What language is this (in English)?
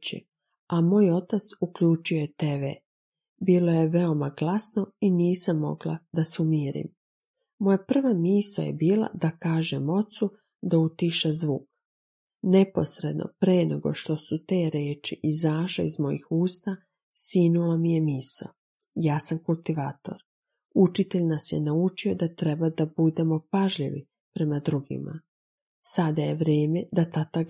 Croatian